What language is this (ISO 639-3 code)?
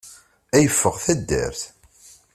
kab